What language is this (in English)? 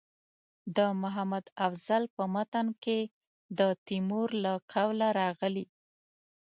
Pashto